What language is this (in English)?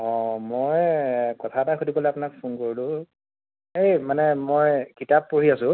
Assamese